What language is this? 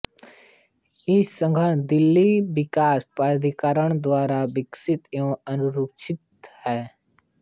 Hindi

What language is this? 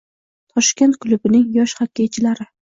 Uzbek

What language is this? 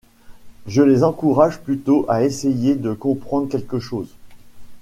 French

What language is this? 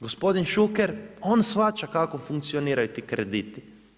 Croatian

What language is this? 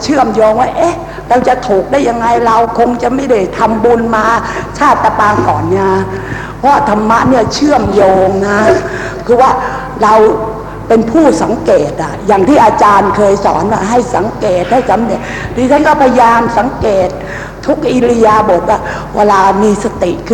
Thai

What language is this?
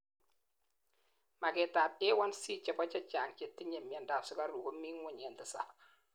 Kalenjin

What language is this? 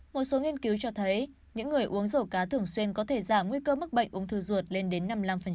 Vietnamese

